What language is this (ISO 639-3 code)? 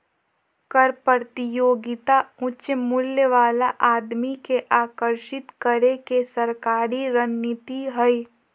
mag